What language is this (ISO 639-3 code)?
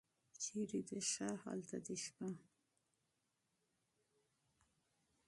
pus